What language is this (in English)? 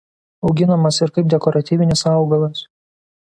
Lithuanian